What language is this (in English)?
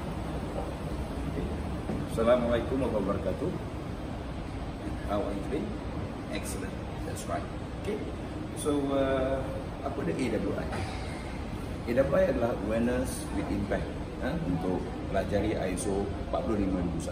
Malay